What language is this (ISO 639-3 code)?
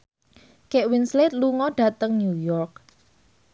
jav